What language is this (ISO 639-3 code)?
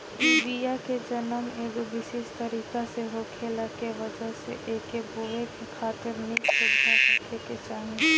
bho